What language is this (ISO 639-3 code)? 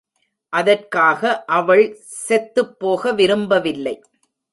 tam